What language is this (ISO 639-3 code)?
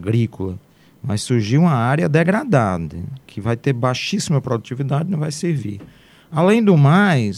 por